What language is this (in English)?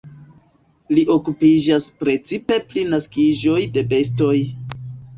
Esperanto